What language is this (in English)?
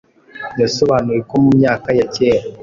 Kinyarwanda